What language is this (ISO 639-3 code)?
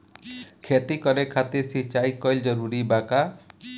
bho